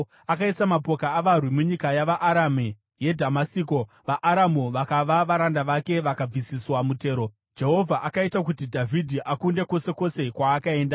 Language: Shona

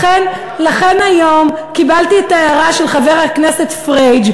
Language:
Hebrew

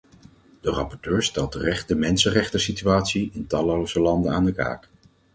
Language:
Dutch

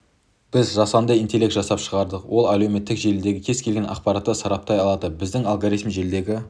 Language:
Kazakh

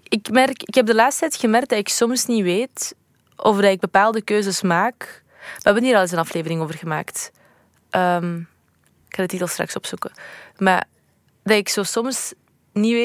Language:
Dutch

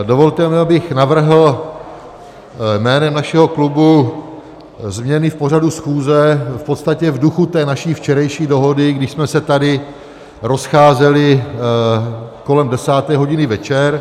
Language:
Czech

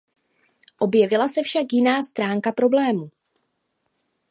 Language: Czech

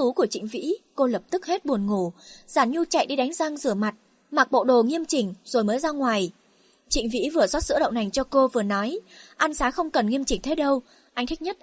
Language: Vietnamese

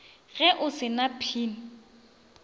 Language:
Northern Sotho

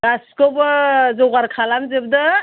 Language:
Bodo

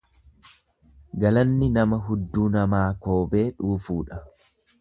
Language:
Oromo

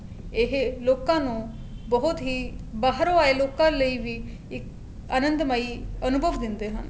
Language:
Punjabi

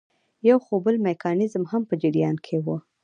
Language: Pashto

